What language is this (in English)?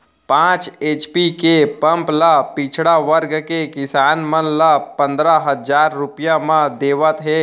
Chhattisgarhi